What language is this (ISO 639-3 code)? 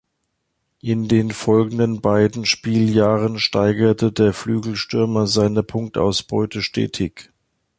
deu